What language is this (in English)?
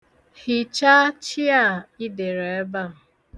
Igbo